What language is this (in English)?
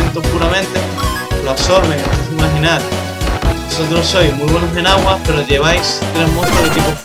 Spanish